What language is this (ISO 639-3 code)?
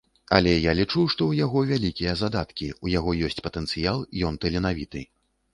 bel